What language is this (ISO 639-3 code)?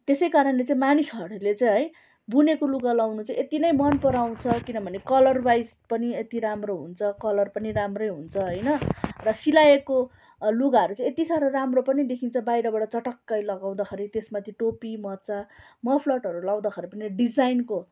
nep